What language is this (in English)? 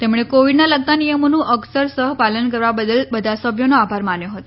Gujarati